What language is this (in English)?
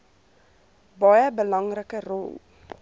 Afrikaans